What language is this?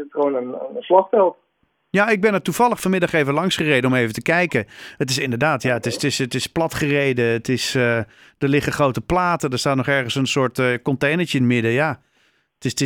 Dutch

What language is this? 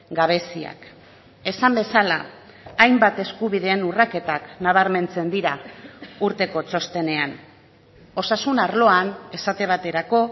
Basque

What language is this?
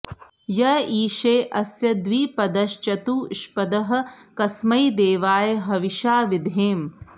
Sanskrit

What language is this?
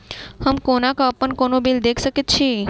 Maithili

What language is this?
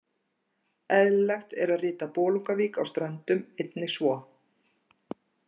Icelandic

